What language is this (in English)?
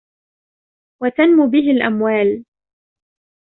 Arabic